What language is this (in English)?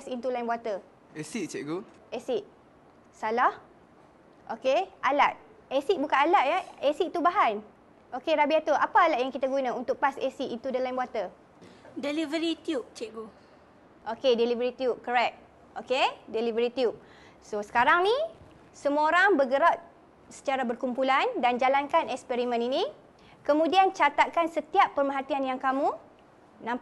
Malay